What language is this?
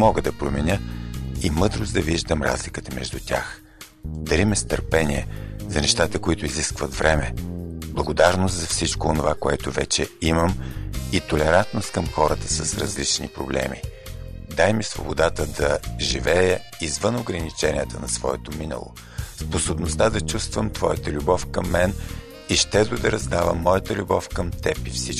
Bulgarian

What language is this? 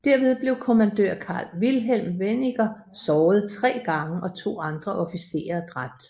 Danish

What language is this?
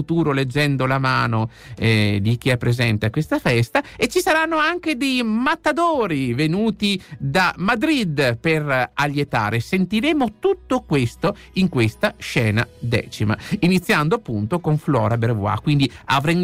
Italian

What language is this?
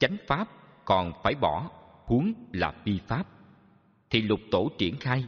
Vietnamese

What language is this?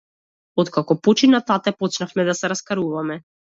Macedonian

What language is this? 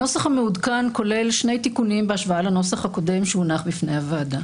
Hebrew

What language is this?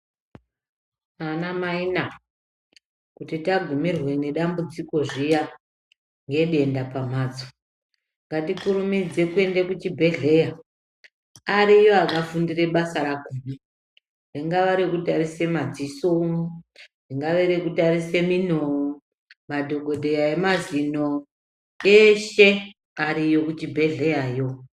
Ndau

